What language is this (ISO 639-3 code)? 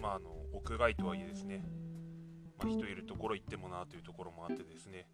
jpn